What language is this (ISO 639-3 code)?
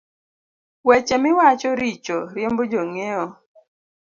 luo